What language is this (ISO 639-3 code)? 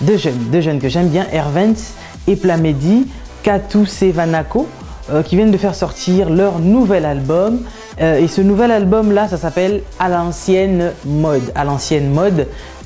fra